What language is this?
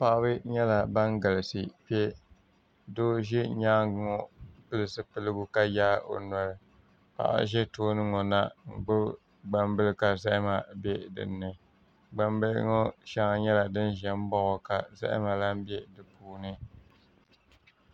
Dagbani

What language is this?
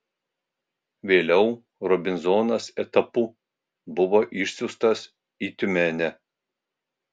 Lithuanian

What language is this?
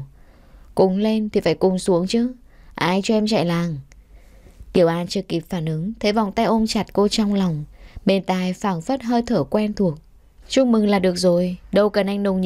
Vietnamese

